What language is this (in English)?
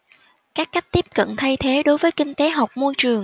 Vietnamese